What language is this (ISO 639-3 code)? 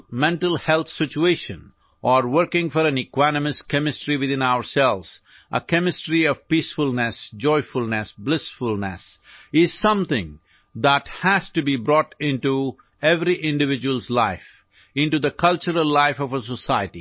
urd